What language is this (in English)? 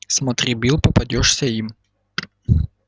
Russian